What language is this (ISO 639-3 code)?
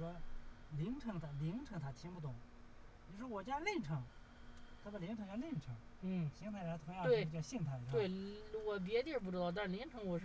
zho